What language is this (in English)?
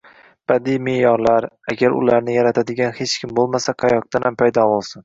Uzbek